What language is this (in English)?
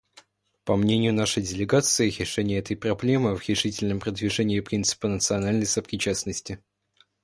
Russian